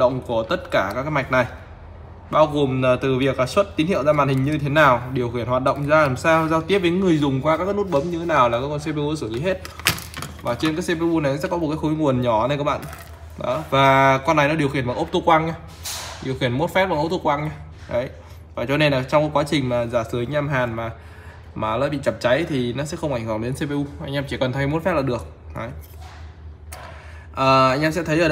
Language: Vietnamese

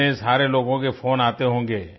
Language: Hindi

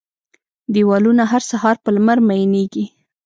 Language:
Pashto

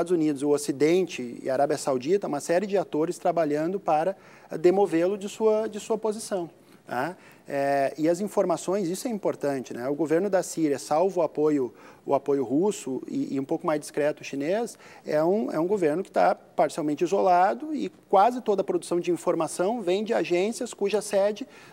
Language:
Portuguese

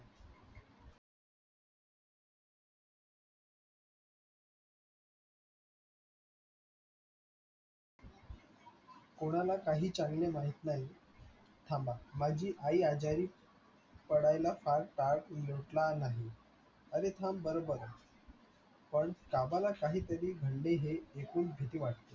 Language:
Marathi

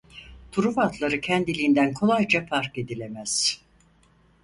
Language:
Turkish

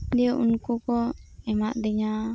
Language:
Santali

